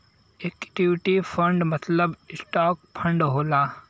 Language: Bhojpuri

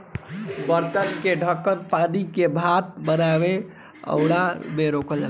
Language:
Bhojpuri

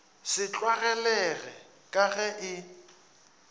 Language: Northern Sotho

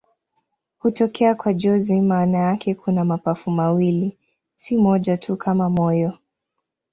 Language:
Swahili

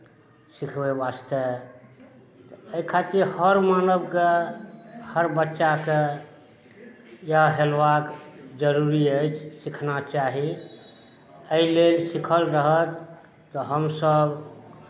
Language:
Maithili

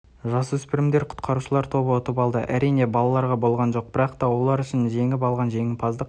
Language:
Kazakh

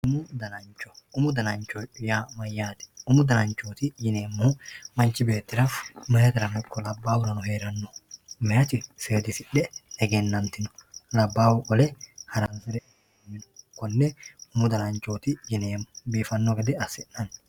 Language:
Sidamo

